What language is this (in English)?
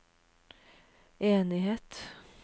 Norwegian